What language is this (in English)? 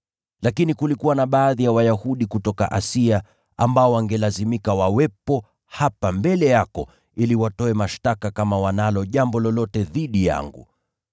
Swahili